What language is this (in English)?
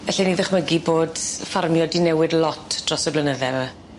Welsh